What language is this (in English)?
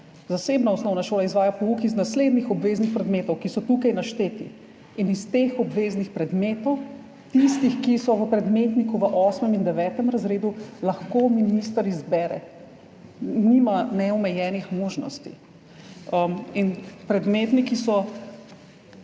Slovenian